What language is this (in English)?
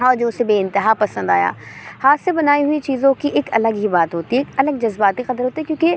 Urdu